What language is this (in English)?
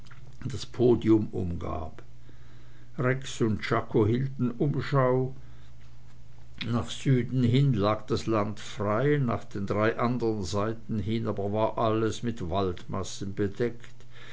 German